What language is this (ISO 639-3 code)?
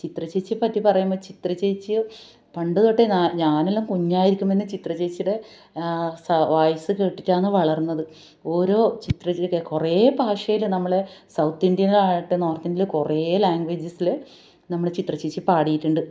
mal